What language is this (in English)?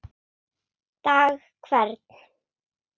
Icelandic